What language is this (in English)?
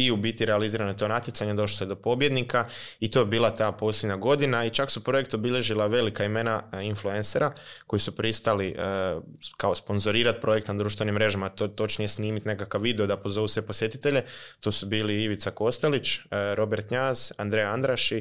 Croatian